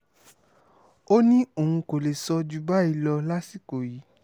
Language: Yoruba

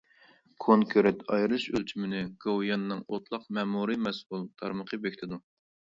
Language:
Uyghur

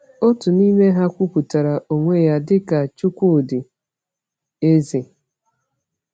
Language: Igbo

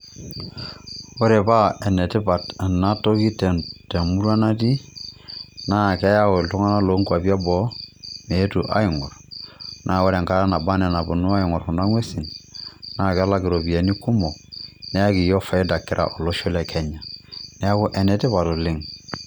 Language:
Masai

